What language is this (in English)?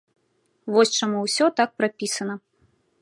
Belarusian